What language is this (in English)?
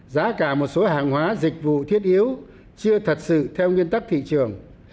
Vietnamese